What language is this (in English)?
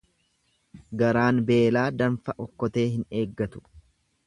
Oromo